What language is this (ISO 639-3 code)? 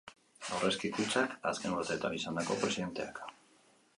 eus